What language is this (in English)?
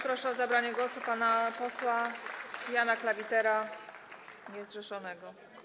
Polish